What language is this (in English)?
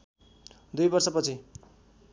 Nepali